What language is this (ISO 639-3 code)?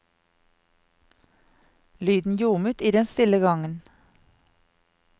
nor